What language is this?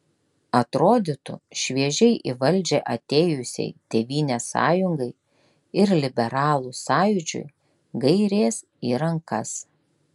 Lithuanian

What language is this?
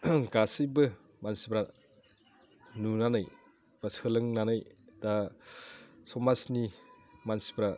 Bodo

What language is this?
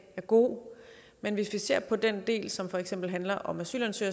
Danish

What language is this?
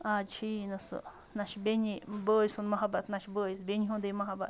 Kashmiri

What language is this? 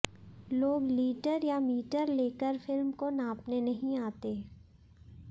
Hindi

